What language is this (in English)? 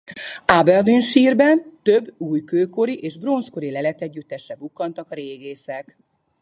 Hungarian